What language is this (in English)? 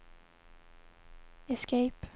Swedish